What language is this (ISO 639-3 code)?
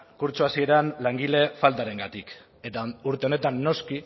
eus